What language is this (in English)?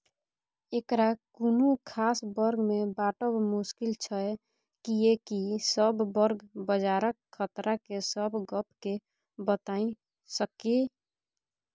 Maithili